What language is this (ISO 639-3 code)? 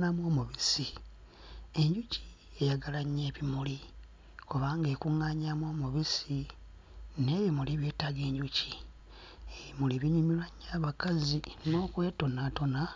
lug